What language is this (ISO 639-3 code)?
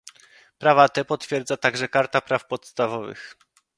pol